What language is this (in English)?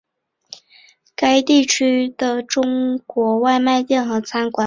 Chinese